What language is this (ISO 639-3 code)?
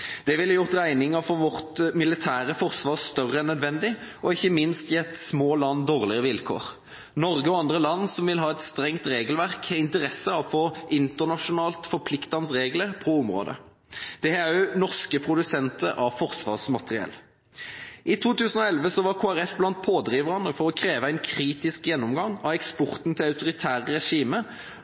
nob